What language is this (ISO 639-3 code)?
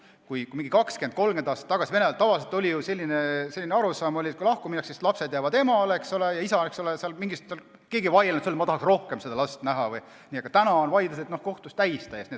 est